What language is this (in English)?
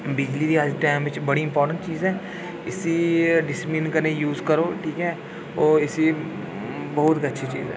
Dogri